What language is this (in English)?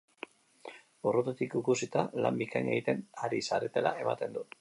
Basque